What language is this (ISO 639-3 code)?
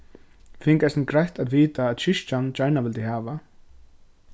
fao